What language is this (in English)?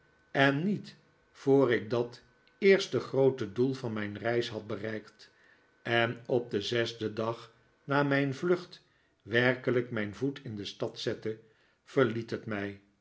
Dutch